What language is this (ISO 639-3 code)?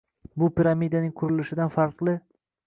uzb